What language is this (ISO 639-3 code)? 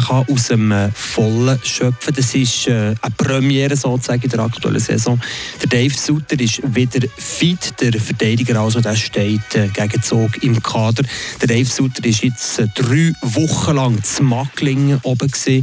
deu